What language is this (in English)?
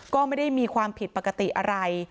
Thai